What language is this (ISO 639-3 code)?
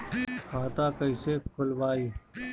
bho